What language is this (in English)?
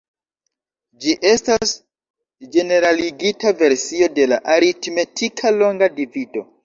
Esperanto